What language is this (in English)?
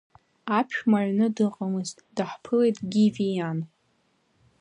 Abkhazian